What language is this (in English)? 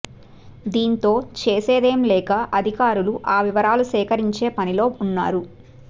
Telugu